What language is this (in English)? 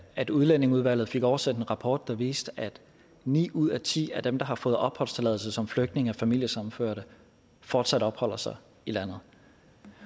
Danish